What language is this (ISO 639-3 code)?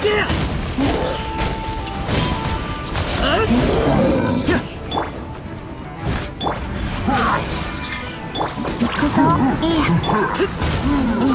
jpn